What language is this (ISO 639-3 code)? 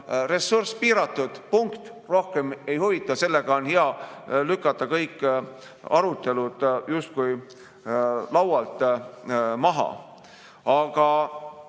est